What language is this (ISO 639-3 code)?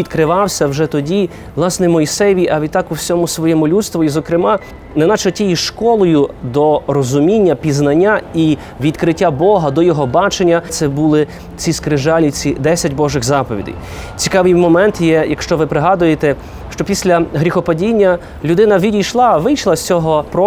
ukr